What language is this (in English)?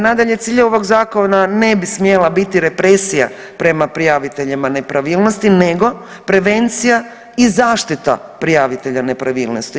Croatian